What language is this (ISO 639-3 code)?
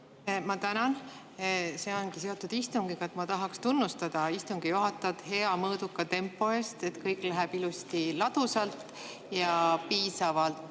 est